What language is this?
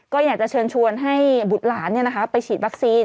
Thai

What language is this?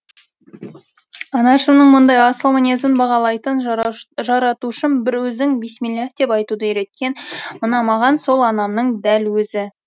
Kazakh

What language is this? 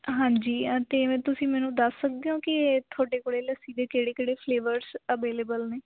Punjabi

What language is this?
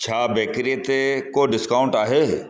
Sindhi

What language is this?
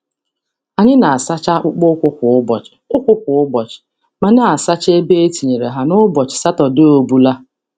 Igbo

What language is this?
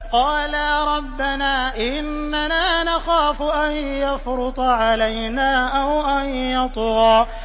Arabic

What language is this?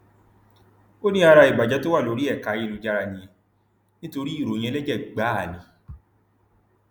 Yoruba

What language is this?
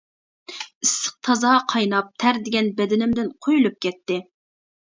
Uyghur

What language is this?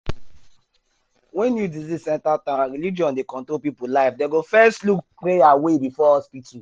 Nigerian Pidgin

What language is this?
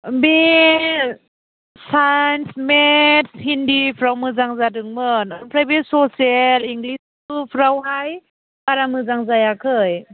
Bodo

